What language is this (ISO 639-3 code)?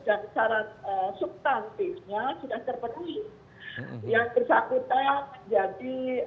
ind